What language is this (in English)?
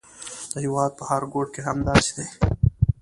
Pashto